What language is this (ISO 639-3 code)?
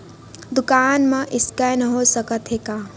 hne